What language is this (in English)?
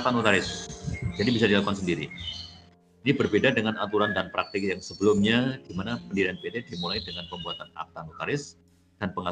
Indonesian